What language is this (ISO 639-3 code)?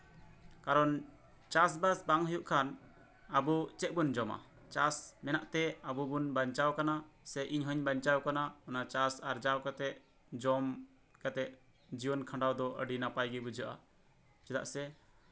sat